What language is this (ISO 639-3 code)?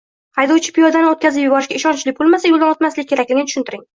uzb